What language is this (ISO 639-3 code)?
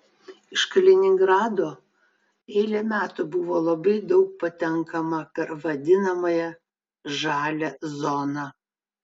lit